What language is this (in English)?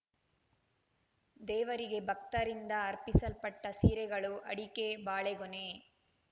Kannada